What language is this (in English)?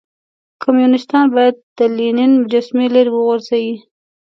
Pashto